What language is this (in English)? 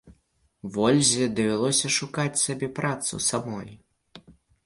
Belarusian